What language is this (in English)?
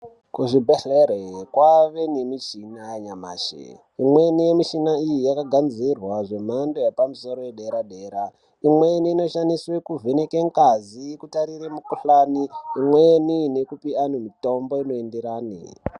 Ndau